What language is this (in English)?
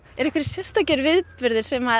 Icelandic